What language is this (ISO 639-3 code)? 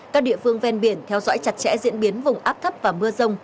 vie